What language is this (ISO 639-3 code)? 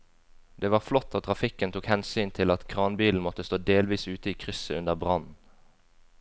nor